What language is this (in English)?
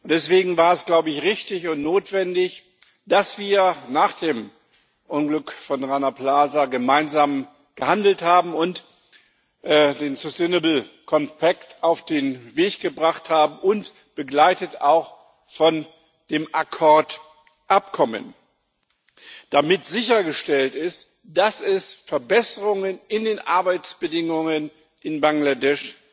German